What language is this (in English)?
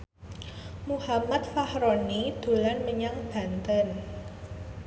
Javanese